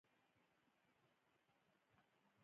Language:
Pashto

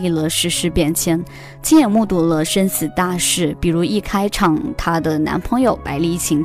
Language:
Chinese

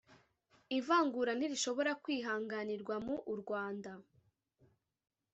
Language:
Kinyarwanda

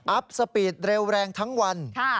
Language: Thai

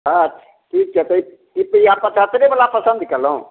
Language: Maithili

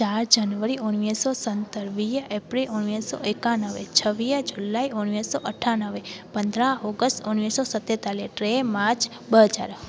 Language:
Sindhi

